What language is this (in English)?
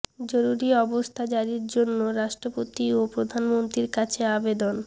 Bangla